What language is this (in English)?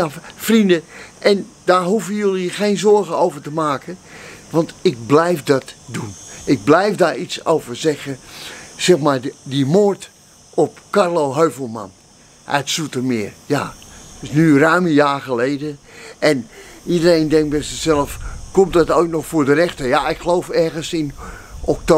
Dutch